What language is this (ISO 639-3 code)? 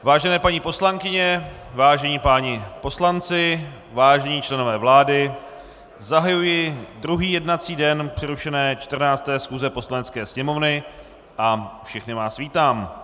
ces